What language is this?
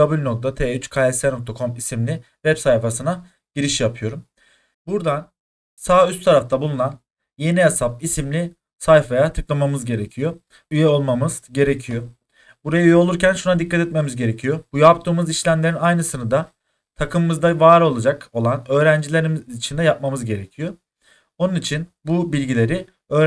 Turkish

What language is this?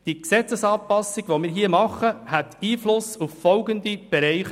Swiss German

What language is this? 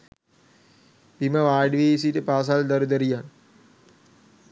Sinhala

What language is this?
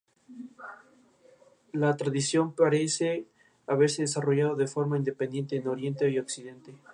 Spanish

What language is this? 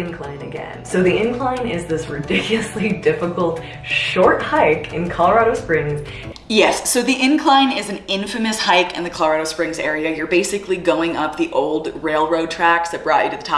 English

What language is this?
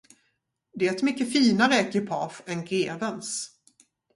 Swedish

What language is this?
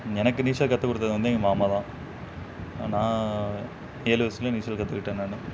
Tamil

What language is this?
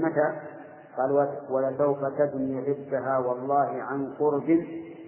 Arabic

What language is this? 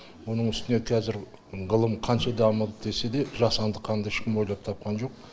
Kazakh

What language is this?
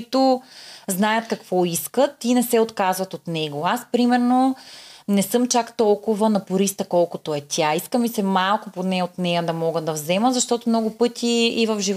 Bulgarian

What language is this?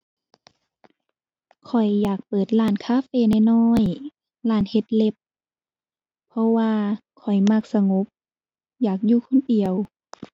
Thai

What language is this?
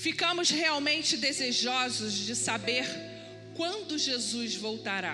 Portuguese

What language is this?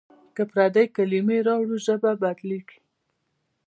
Pashto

